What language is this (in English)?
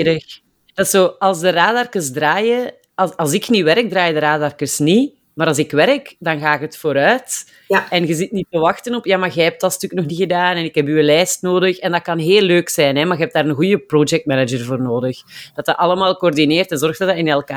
Dutch